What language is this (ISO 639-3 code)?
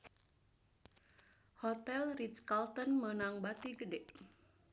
sun